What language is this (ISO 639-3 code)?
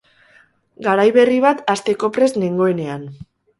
eus